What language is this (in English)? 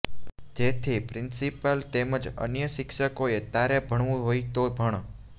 Gujarati